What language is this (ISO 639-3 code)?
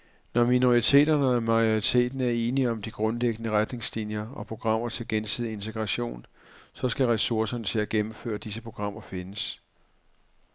dan